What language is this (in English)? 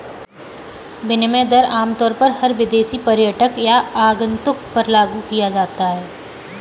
Hindi